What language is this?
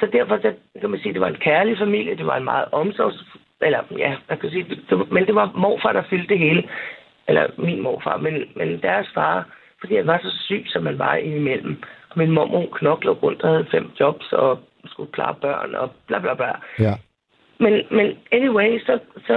Danish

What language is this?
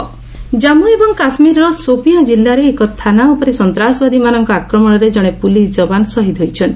Odia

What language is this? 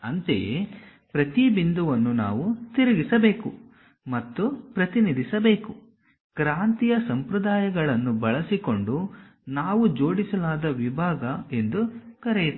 Kannada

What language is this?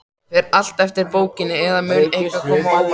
Icelandic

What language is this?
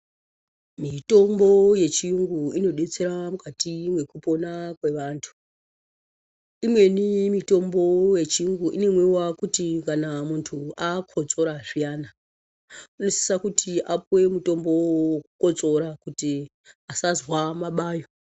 Ndau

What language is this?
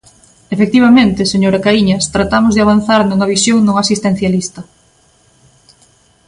Galician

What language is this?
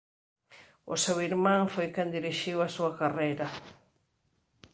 Galician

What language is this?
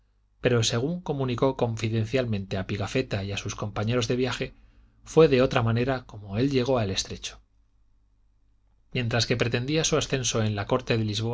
Spanish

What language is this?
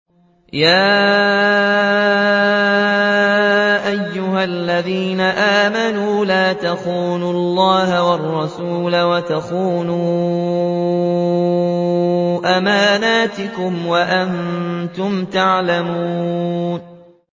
Arabic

